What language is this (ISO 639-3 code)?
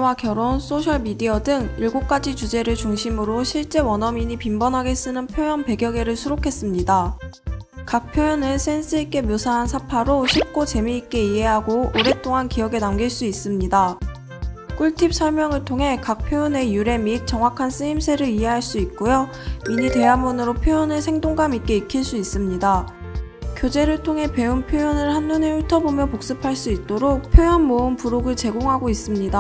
kor